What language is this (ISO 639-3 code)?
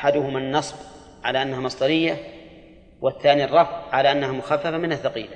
ara